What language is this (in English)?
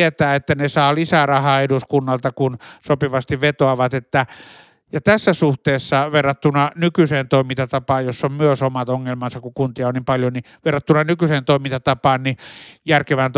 Finnish